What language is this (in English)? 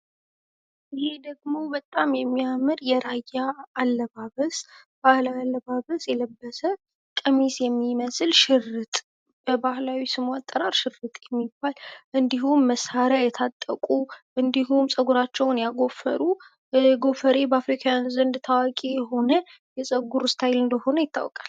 Amharic